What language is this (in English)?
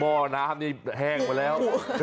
Thai